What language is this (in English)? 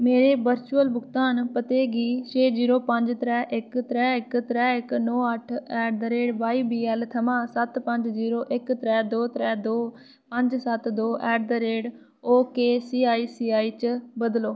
Dogri